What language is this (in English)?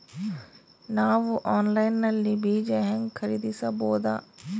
Kannada